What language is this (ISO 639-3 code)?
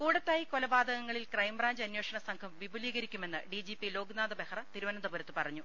mal